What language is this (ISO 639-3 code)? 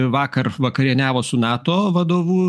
lit